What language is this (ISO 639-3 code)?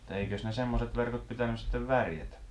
fin